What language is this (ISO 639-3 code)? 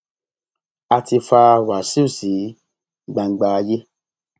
yor